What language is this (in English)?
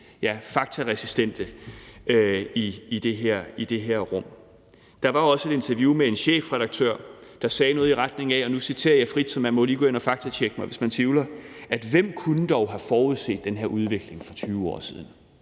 Danish